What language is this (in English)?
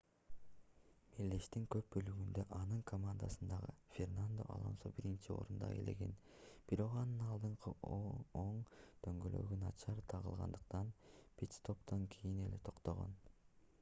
Kyrgyz